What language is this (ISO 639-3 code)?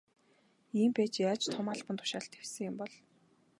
mon